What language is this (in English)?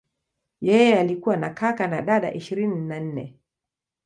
Swahili